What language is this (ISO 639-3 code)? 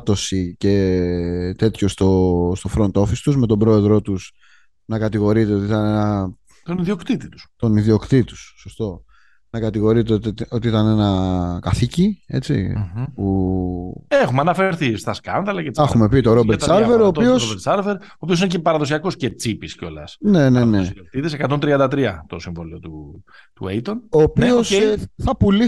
ell